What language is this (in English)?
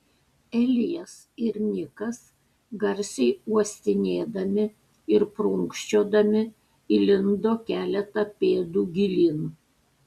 Lithuanian